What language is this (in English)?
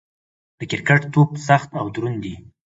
Pashto